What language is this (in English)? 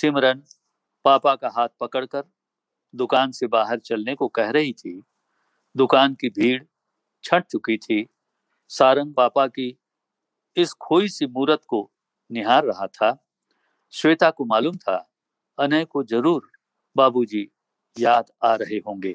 Hindi